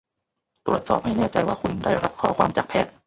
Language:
Thai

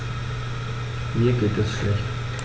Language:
German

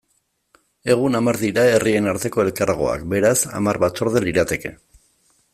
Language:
Basque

